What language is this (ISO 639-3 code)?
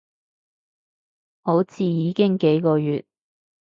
yue